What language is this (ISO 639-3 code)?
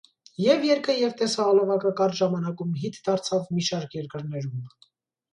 hye